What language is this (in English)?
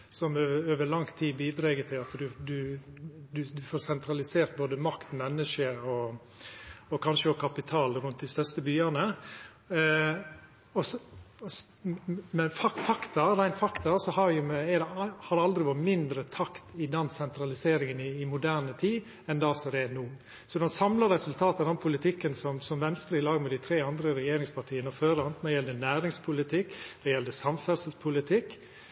Norwegian Nynorsk